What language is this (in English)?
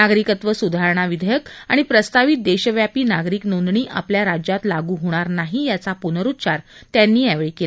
Marathi